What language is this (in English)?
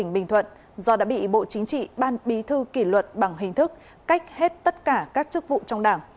Vietnamese